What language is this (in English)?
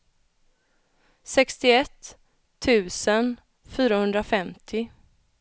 Swedish